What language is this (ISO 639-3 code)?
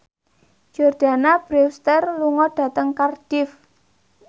jav